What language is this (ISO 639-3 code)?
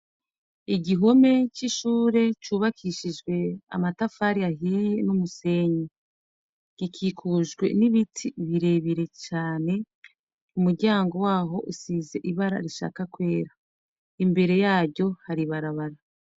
run